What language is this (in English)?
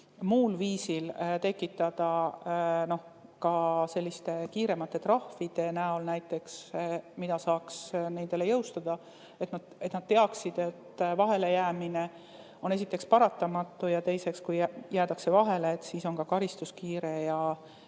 Estonian